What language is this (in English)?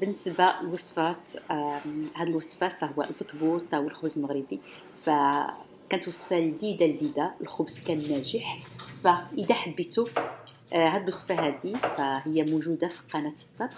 Arabic